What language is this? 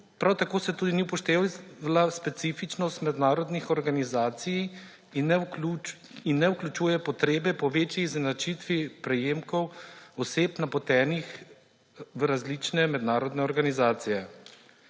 Slovenian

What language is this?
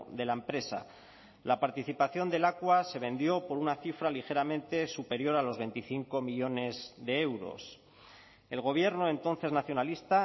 Spanish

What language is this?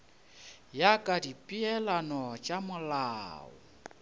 Northern Sotho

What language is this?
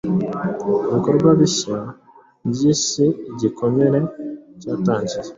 Kinyarwanda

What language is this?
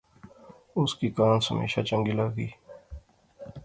Pahari-Potwari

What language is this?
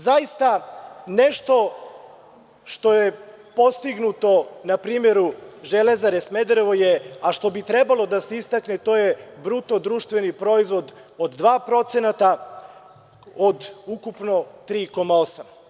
Serbian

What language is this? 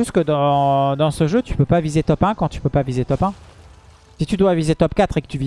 French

